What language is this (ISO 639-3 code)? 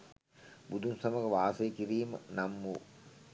sin